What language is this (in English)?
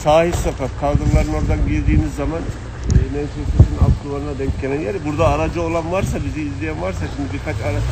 Turkish